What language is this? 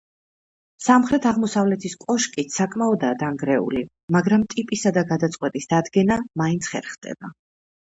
Georgian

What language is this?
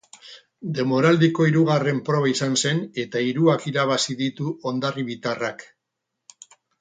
Basque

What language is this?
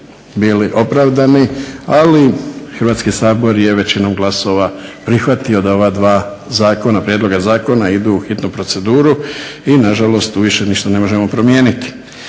Croatian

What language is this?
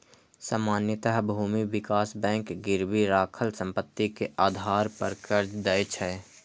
Maithili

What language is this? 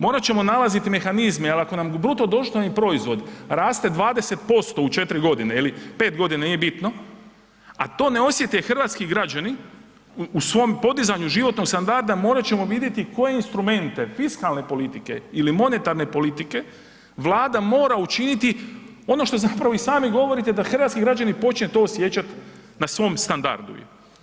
Croatian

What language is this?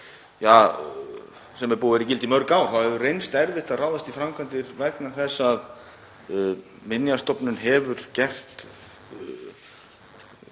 Icelandic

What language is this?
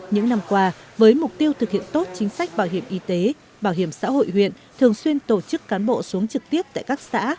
Vietnamese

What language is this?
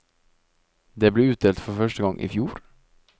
Norwegian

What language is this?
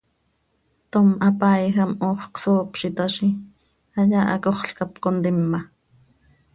Seri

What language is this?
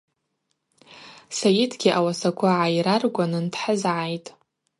Abaza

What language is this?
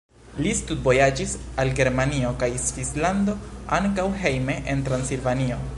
Esperanto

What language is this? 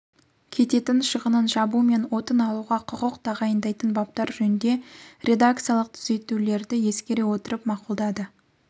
Kazakh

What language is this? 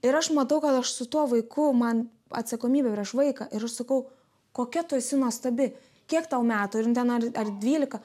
Lithuanian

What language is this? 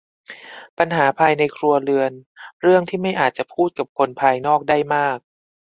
Thai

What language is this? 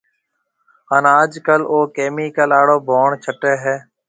Marwari (Pakistan)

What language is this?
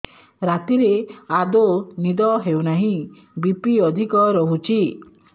Odia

